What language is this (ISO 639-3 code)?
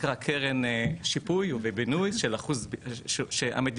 heb